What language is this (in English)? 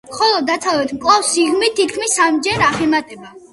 Georgian